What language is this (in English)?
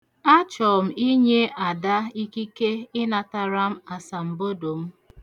Igbo